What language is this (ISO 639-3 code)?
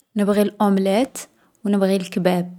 arq